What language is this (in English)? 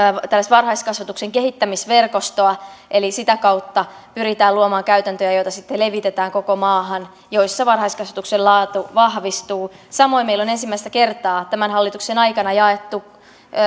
Finnish